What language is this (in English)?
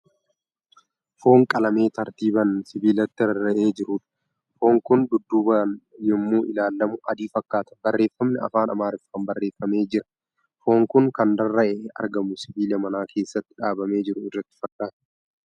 Oromo